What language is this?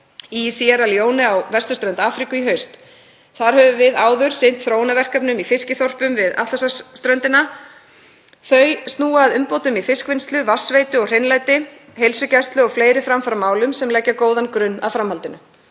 Icelandic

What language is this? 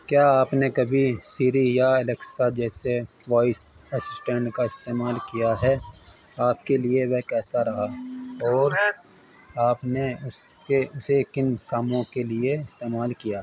Urdu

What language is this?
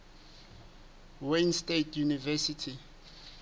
Southern Sotho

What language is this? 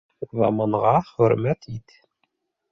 Bashkir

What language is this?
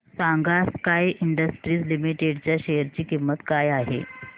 Marathi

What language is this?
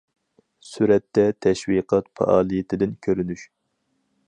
Uyghur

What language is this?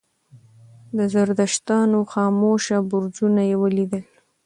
Pashto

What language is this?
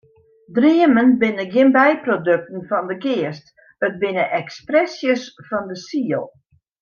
Western Frisian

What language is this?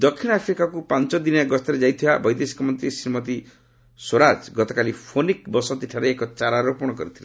Odia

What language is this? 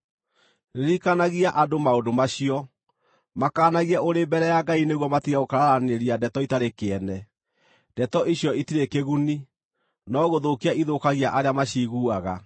Kikuyu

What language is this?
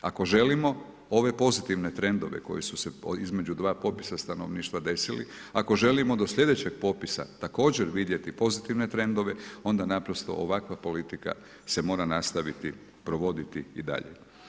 Croatian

